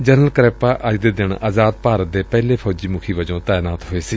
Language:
Punjabi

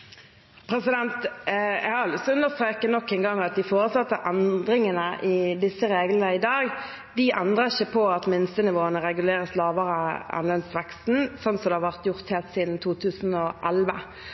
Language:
Norwegian Bokmål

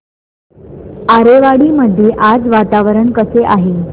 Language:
Marathi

